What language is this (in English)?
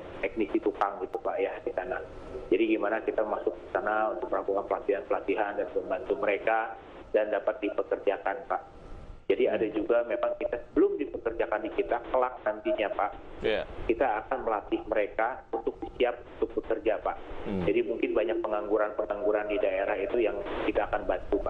Indonesian